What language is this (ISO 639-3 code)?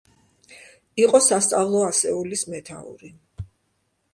kat